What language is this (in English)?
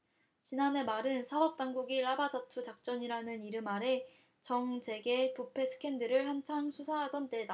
Korean